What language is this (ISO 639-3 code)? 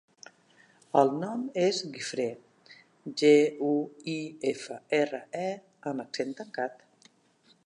cat